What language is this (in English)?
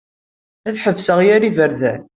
Kabyle